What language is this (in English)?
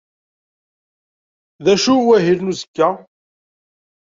Kabyle